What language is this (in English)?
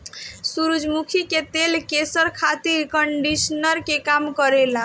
Bhojpuri